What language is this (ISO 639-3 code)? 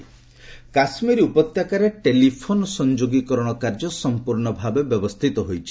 ori